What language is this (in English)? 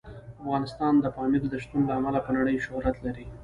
Pashto